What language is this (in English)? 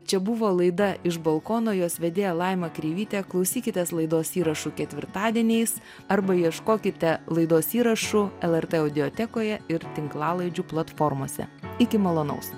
Lithuanian